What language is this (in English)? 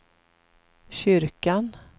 Swedish